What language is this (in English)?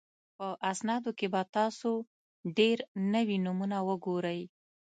Pashto